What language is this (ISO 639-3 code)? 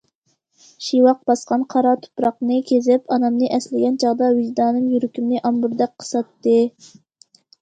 uig